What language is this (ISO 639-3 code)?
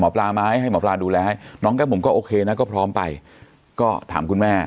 tha